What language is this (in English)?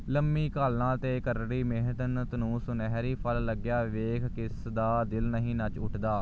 Punjabi